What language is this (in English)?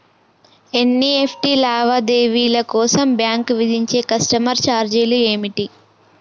Telugu